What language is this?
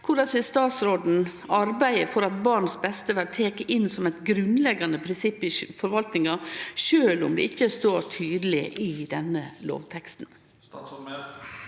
Norwegian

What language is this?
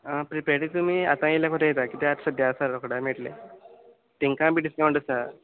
Konkani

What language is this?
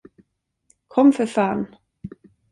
Swedish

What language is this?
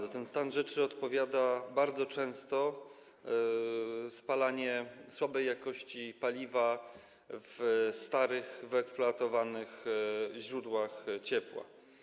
Polish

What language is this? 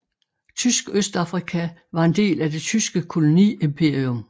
Danish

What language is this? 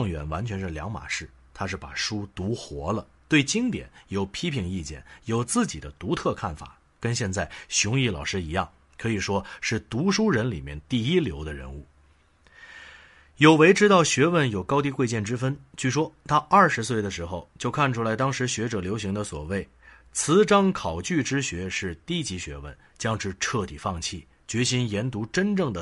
Chinese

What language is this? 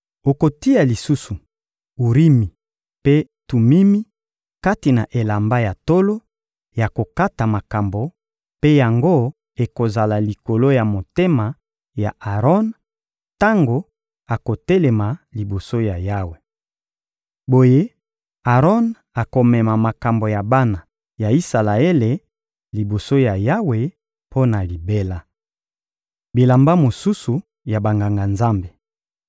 Lingala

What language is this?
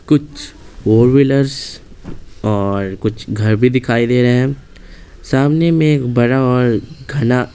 Hindi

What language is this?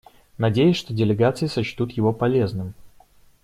Russian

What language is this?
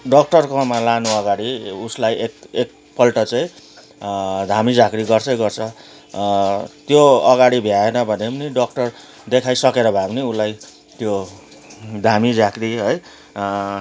Nepali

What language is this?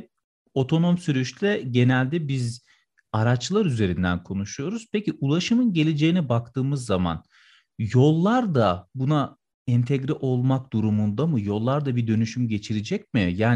Turkish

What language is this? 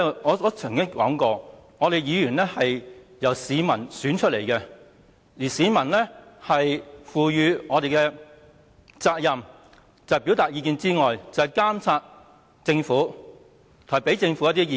Cantonese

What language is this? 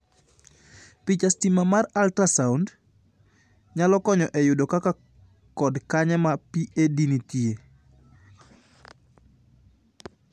Luo (Kenya and Tanzania)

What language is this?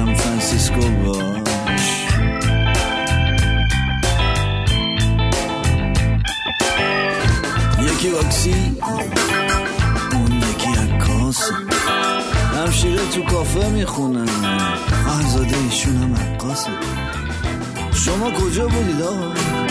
Persian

